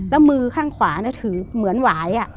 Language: Thai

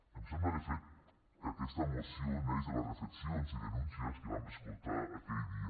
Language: Catalan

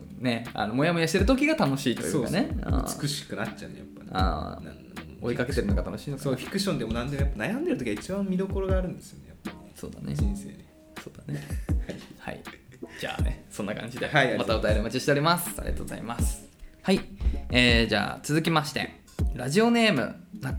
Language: Japanese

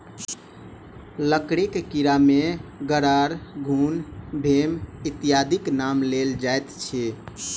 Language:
Maithili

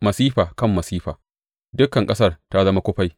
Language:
Hausa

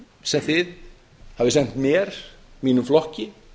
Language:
Icelandic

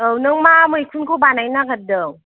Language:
Bodo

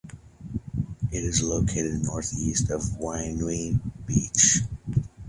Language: English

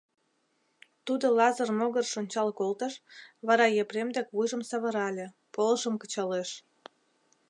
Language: Mari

